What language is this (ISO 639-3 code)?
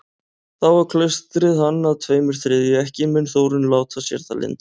isl